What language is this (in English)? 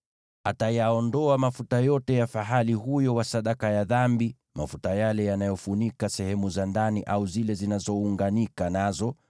Swahili